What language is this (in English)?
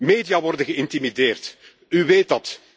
Dutch